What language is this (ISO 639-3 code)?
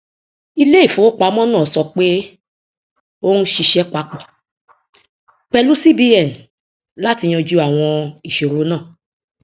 yor